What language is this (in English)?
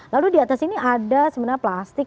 Indonesian